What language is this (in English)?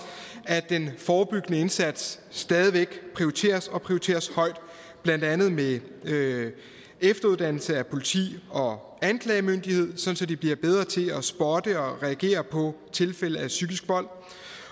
Danish